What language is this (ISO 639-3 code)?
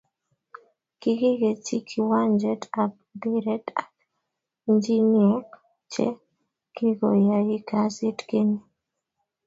kln